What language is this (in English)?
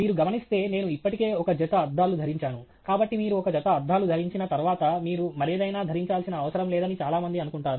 Telugu